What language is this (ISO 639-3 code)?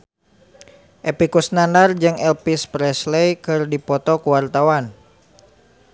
sun